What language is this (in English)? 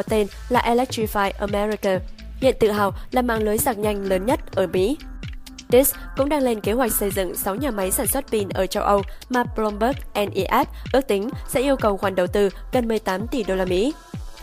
Vietnamese